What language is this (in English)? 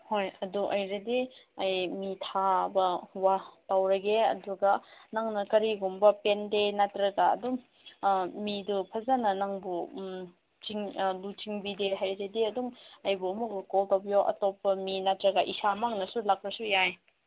Manipuri